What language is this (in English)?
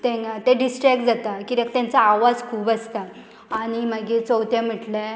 Konkani